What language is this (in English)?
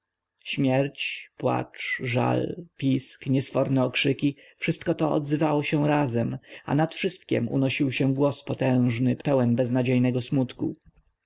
Polish